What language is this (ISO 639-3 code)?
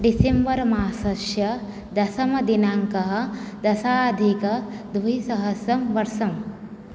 san